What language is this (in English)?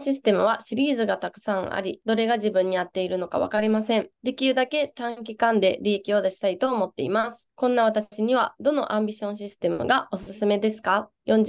Japanese